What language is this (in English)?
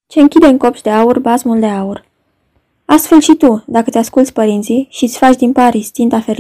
Romanian